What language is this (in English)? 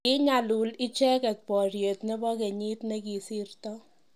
Kalenjin